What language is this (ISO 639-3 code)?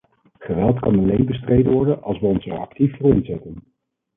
nld